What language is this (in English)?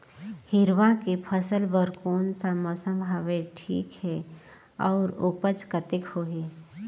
Chhattisgarhi